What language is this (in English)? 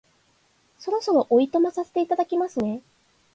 Japanese